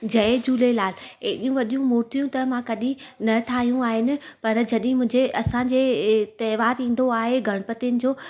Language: Sindhi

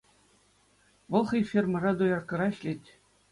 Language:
Chuvash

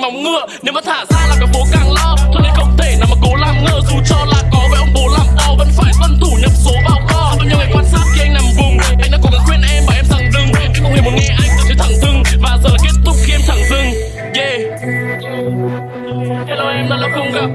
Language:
Vietnamese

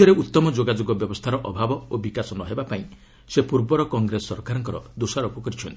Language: Odia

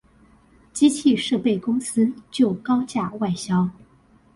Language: Chinese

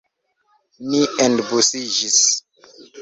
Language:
Esperanto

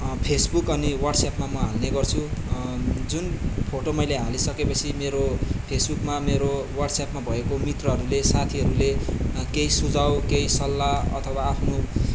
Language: Nepali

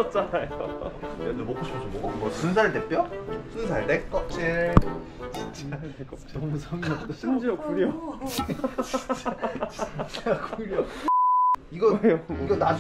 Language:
Korean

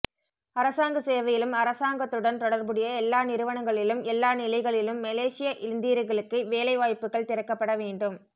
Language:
Tamil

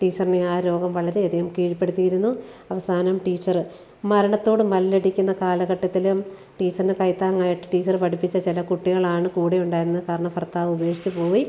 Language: Malayalam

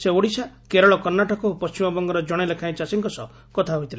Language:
Odia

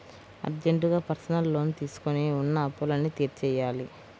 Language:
Telugu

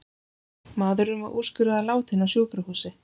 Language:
Icelandic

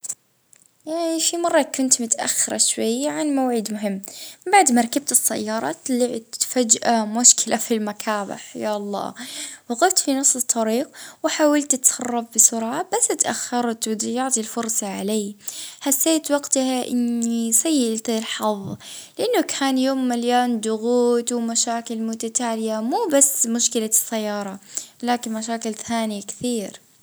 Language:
Libyan Arabic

